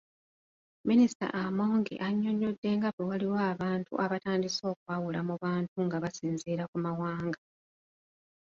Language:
Ganda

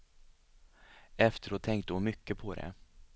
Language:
Swedish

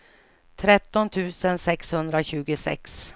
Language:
Swedish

